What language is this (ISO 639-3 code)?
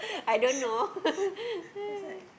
eng